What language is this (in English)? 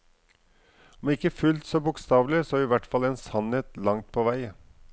Norwegian